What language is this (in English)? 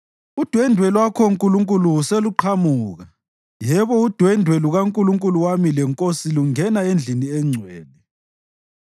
North Ndebele